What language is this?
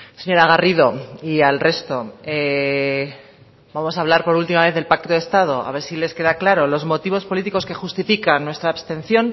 Spanish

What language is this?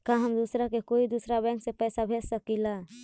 Magahi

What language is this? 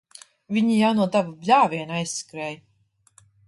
Latvian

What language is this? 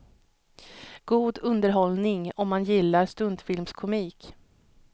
Swedish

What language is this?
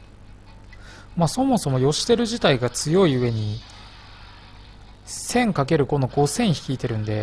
Japanese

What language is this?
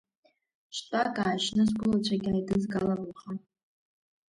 Abkhazian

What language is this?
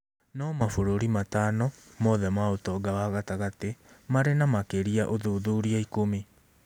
Kikuyu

